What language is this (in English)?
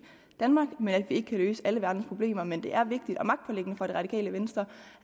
Danish